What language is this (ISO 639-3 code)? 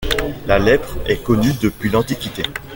fra